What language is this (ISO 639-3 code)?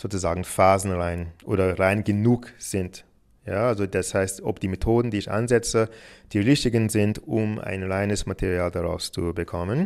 deu